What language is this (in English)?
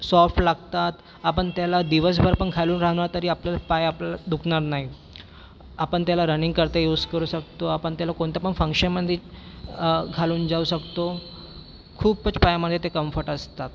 Marathi